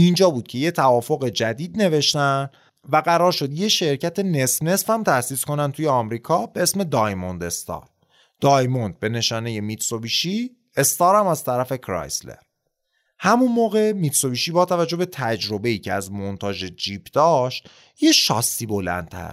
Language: Persian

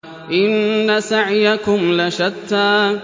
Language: Arabic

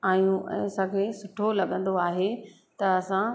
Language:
Sindhi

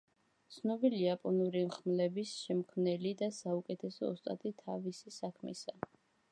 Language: Georgian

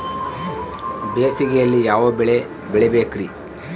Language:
Kannada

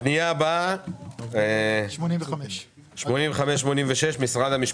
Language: Hebrew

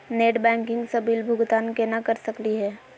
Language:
Magahi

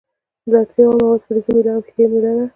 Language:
Pashto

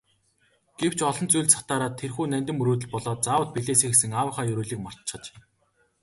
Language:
Mongolian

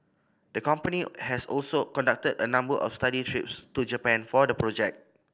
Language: English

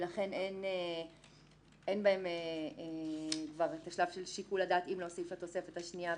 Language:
Hebrew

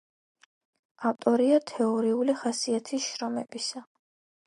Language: Georgian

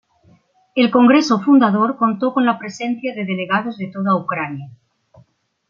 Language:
Spanish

